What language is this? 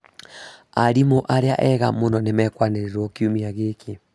Kikuyu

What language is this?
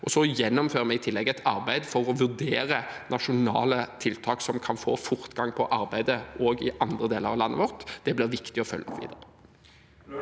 Norwegian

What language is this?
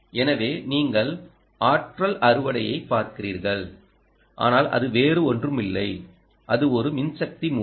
Tamil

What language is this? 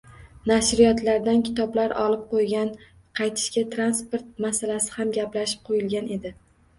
Uzbek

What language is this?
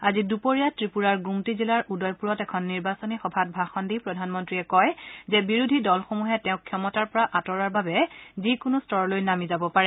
Assamese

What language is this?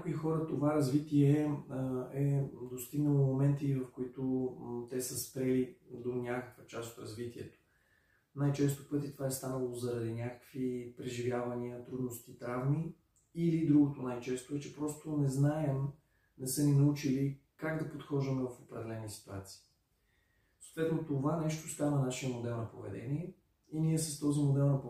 Bulgarian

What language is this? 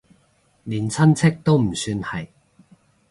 Cantonese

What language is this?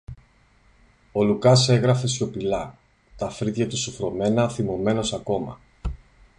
Greek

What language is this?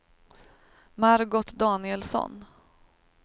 Swedish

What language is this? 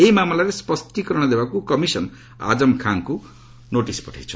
Odia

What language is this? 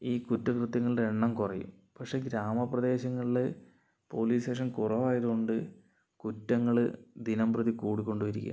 Malayalam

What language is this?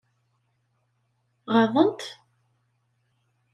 Kabyle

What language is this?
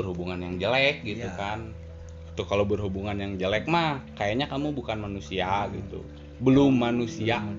Indonesian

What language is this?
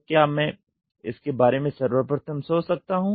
Hindi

